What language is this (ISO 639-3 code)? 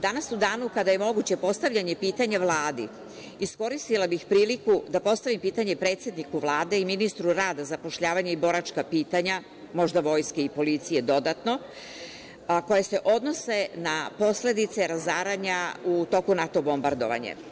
srp